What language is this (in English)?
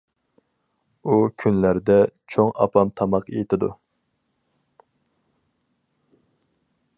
Uyghur